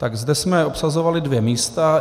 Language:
Czech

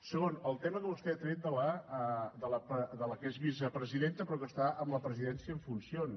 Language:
Catalan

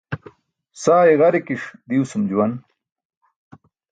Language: Burushaski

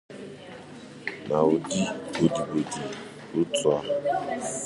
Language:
Igbo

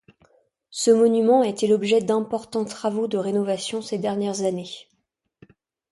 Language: French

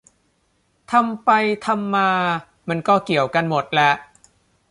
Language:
Thai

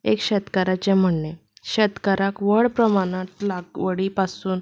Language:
Konkani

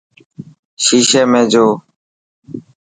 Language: Dhatki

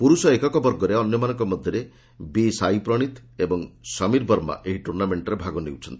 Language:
Odia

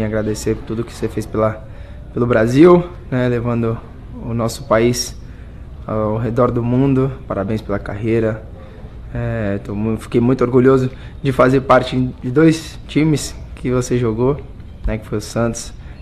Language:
Portuguese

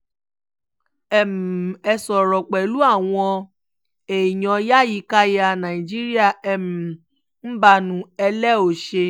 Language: Yoruba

